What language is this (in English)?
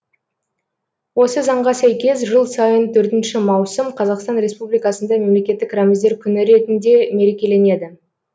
Kazakh